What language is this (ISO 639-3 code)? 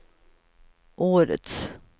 swe